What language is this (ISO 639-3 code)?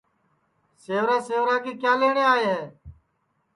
ssi